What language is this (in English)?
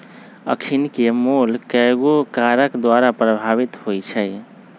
Magahi